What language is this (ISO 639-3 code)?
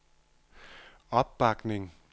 dan